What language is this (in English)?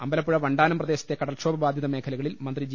Malayalam